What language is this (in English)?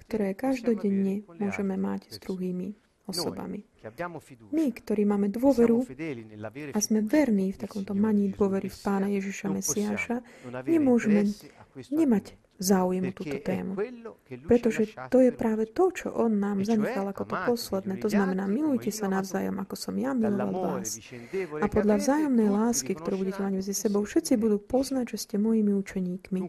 Slovak